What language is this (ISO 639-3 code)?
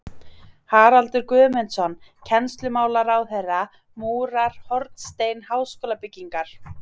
isl